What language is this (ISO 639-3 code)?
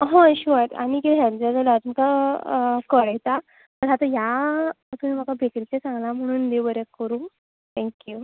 kok